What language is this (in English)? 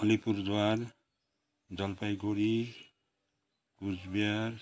Nepali